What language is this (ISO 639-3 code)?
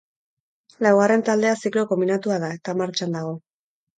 eus